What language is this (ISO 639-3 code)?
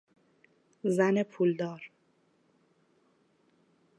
fas